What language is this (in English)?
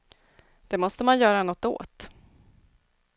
Swedish